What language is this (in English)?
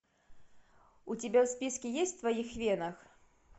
Russian